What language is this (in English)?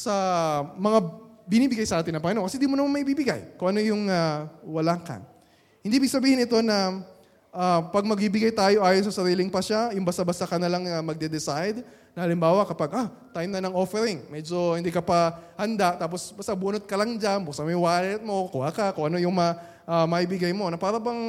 Filipino